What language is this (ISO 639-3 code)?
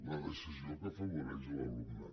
cat